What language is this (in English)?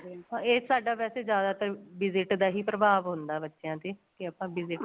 Punjabi